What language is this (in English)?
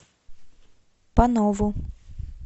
Russian